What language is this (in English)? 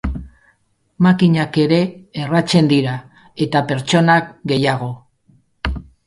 Basque